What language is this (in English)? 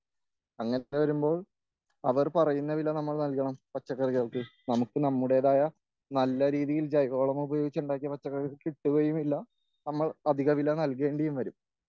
Malayalam